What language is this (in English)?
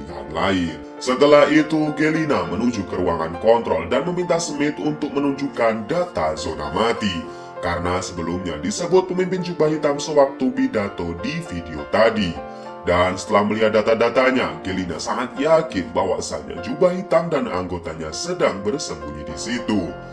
Indonesian